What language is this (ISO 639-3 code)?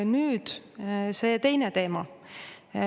est